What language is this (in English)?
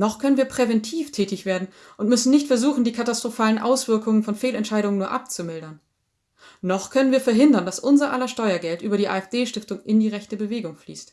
German